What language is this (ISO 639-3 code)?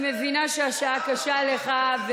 heb